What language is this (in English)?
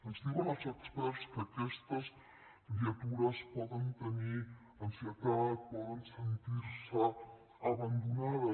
Catalan